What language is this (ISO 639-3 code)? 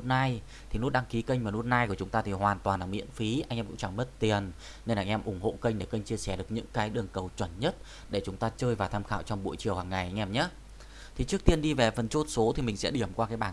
vie